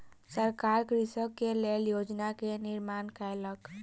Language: Maithili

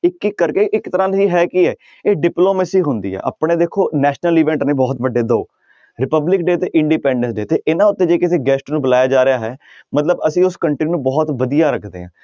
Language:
Punjabi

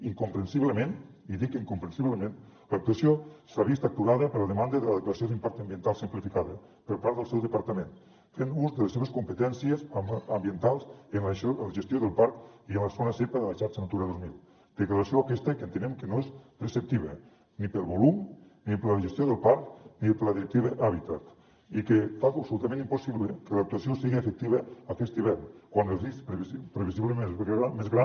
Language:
Catalan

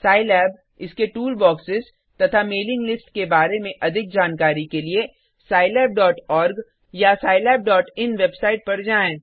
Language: Hindi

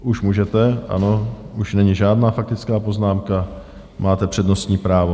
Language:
Czech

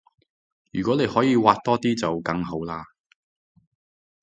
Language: Cantonese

